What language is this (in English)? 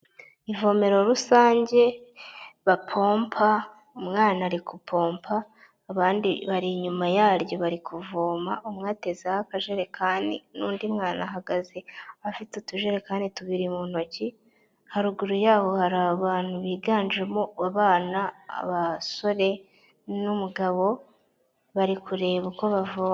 Kinyarwanda